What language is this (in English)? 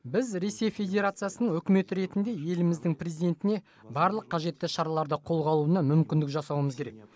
Kazakh